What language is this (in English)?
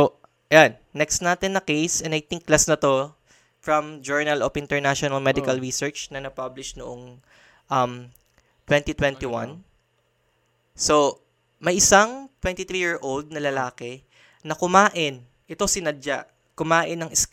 Filipino